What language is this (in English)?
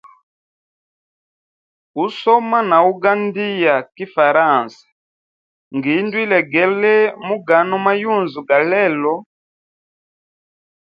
Hemba